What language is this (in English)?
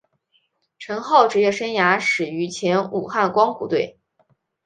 Chinese